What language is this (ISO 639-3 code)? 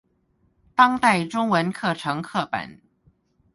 zho